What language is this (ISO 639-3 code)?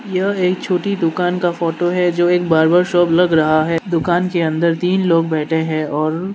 hin